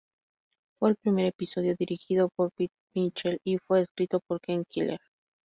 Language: Spanish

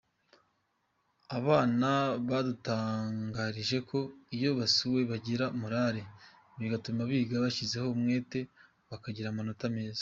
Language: Kinyarwanda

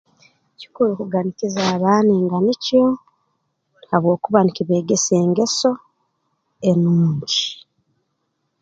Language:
Tooro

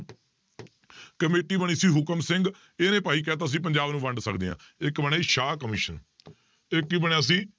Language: Punjabi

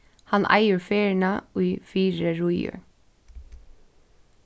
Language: Faroese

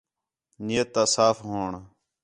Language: Khetrani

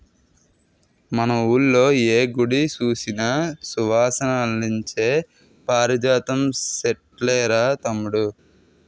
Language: Telugu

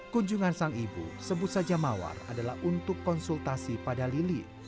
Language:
Indonesian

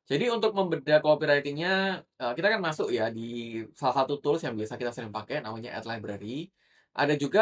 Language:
Indonesian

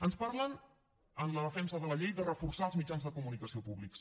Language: Catalan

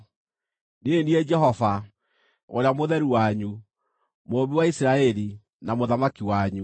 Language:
Kikuyu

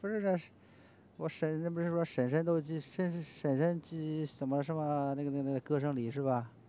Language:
Chinese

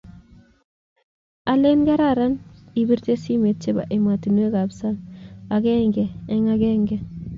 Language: Kalenjin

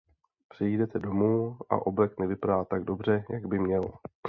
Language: Czech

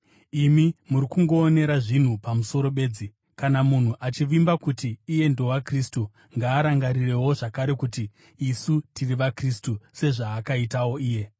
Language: Shona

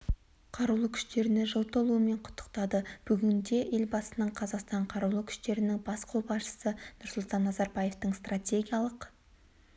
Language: Kazakh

